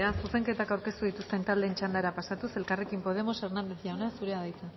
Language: Basque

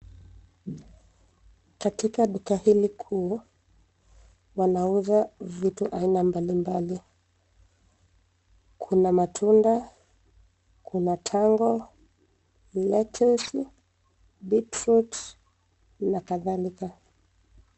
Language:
Swahili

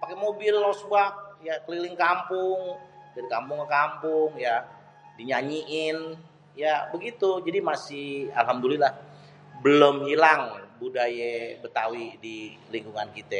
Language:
Betawi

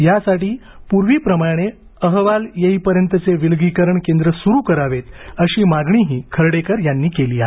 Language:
Marathi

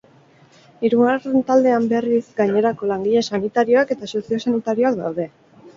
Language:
Basque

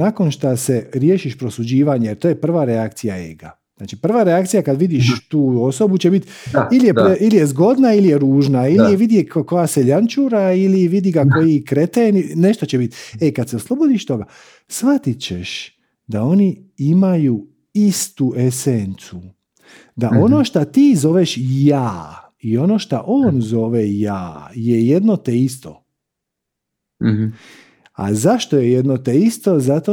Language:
Croatian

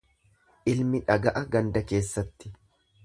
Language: Oromo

